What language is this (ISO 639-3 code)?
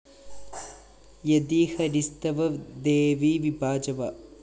mal